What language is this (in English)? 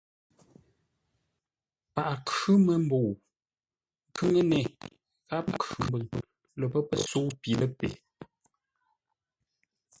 Ngombale